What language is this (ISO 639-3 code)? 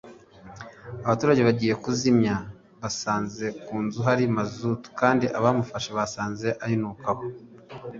kin